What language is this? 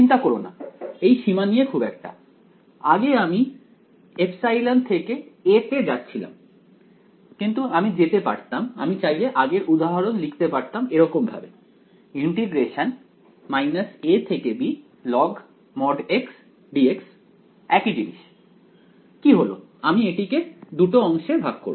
Bangla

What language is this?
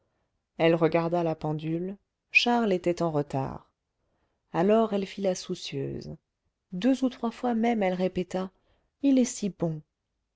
French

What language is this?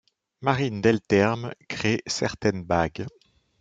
French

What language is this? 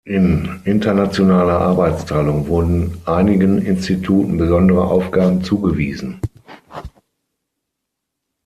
German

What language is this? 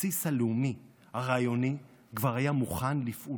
Hebrew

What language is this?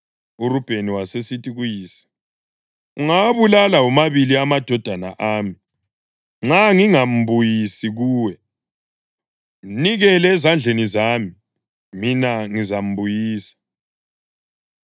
North Ndebele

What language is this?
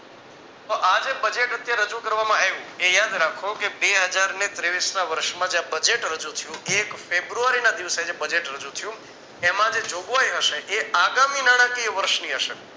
Gujarati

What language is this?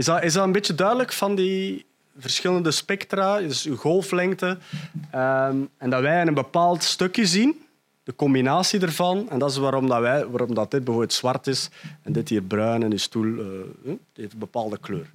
Dutch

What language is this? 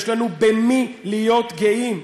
Hebrew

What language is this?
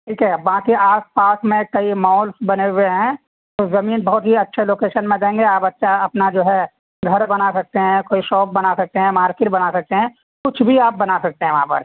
Urdu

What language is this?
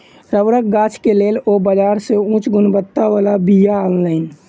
Maithili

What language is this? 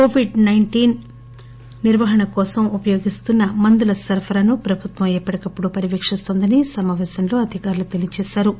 Telugu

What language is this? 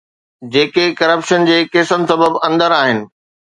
Sindhi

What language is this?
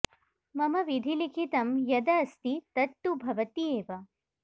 Sanskrit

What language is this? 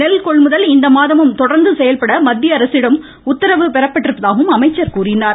Tamil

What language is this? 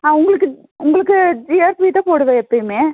Tamil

